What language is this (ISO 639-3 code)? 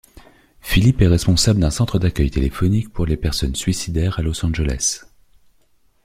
fra